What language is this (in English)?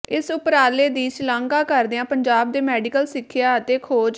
Punjabi